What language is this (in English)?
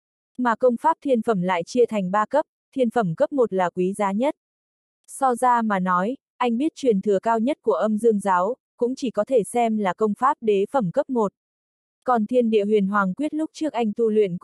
Vietnamese